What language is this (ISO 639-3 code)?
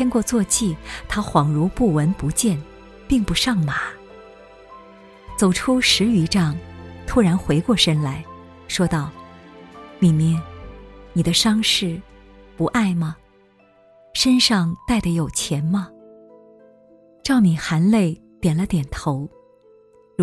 zho